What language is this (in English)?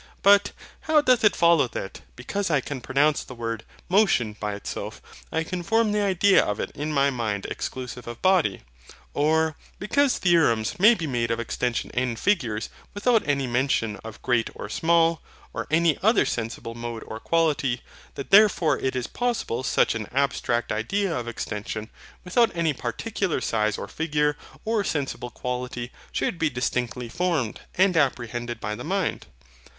English